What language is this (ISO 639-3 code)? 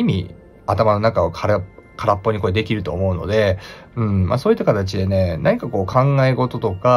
jpn